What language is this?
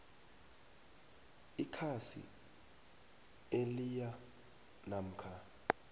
South Ndebele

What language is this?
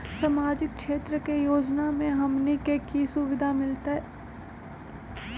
Magahi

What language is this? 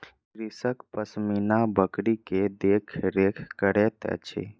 Maithili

